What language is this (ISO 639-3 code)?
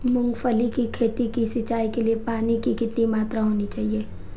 hin